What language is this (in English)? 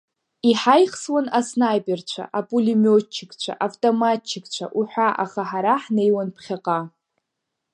Abkhazian